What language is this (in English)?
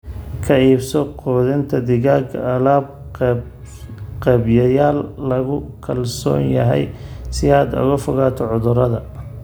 Somali